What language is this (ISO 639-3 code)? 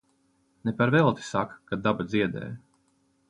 lav